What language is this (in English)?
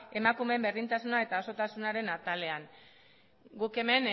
Basque